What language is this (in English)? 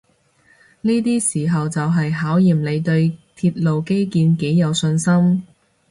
Cantonese